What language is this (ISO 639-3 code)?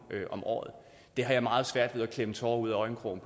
dan